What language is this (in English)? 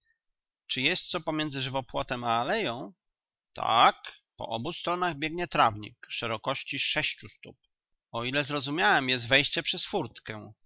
Polish